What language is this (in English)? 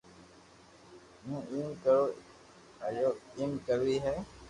Loarki